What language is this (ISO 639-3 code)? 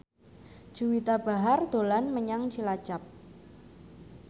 jav